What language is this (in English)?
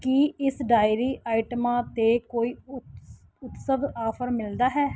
Punjabi